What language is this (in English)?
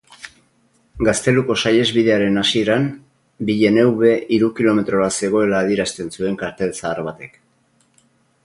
Basque